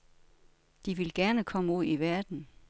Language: Danish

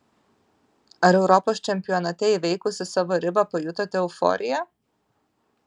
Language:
Lithuanian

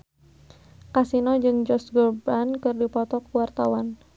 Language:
Sundanese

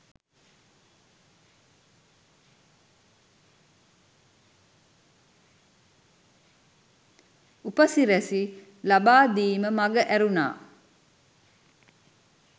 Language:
Sinhala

